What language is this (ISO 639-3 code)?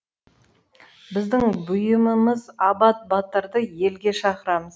kaz